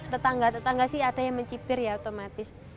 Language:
Indonesian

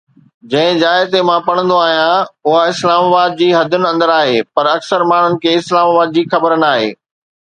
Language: Sindhi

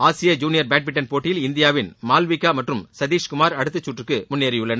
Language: Tamil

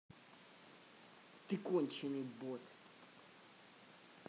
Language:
Russian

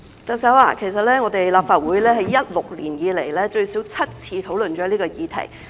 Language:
Cantonese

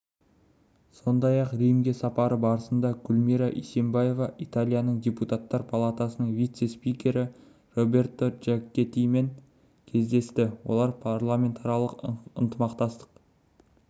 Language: Kazakh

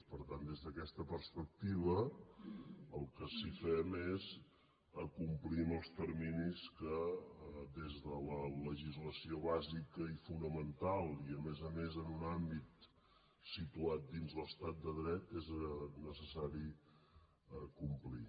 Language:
Catalan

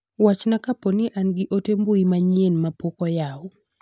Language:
Luo (Kenya and Tanzania)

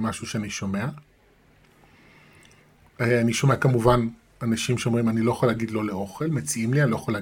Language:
Hebrew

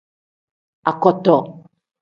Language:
Tem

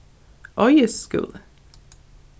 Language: Faroese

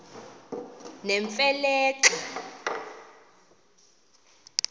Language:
Xhosa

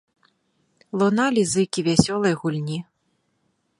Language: Belarusian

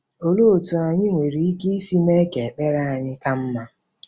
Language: Igbo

